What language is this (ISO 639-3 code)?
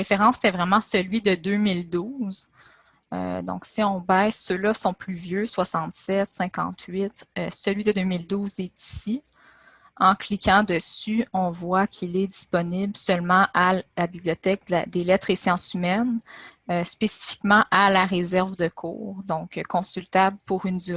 fra